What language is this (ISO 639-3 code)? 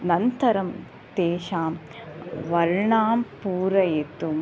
san